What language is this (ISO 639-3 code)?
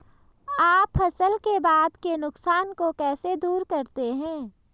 hin